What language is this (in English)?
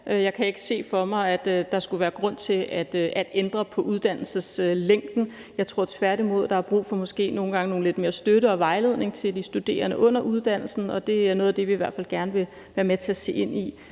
Danish